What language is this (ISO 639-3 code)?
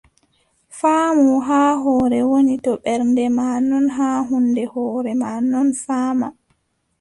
fub